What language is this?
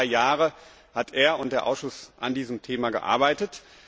German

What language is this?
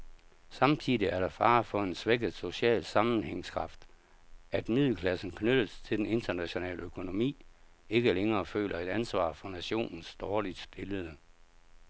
Danish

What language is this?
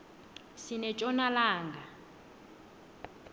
South Ndebele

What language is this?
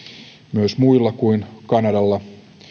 Finnish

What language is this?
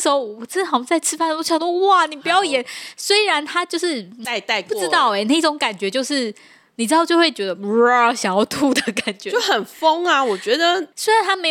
Chinese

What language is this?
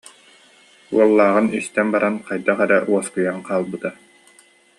Yakut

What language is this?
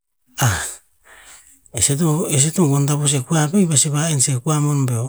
Tinputz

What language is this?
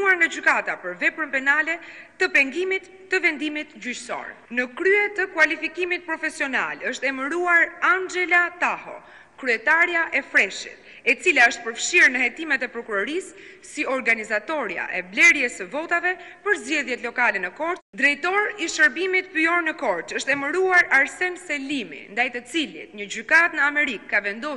Romanian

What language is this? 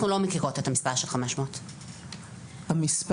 Hebrew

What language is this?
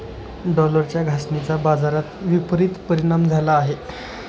Marathi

